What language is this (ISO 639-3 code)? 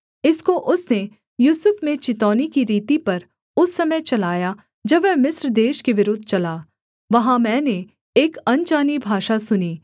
hin